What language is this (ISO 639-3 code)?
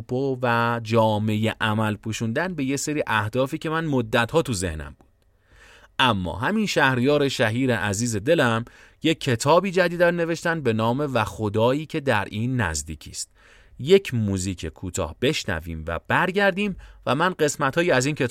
fas